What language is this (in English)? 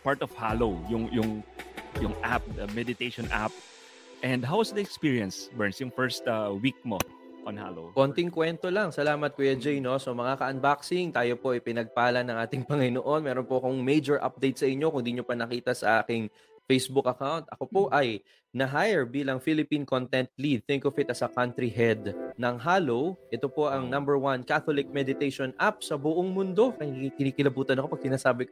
Filipino